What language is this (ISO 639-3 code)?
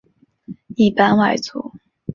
zho